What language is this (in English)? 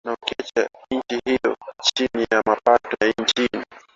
Swahili